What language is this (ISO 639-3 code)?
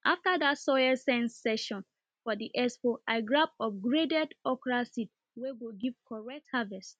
pcm